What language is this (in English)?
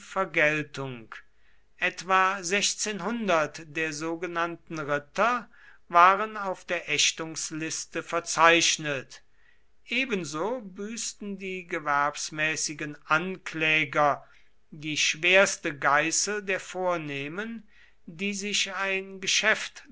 German